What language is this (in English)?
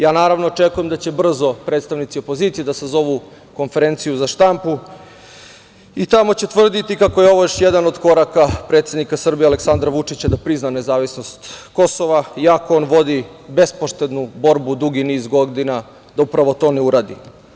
Serbian